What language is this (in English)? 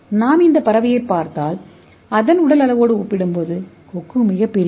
Tamil